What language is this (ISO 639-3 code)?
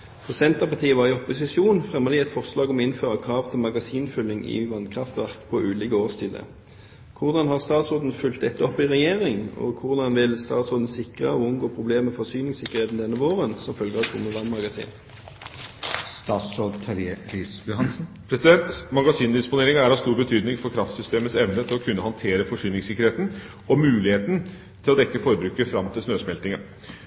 nob